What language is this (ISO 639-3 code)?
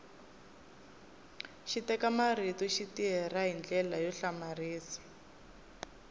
tso